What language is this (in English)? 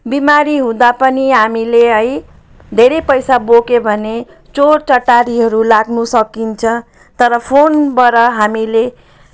Nepali